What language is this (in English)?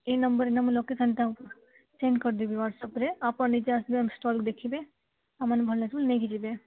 Odia